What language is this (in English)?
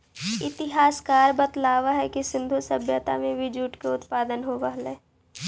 Magahi